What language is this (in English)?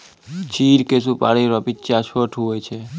Maithili